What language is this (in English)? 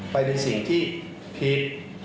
Thai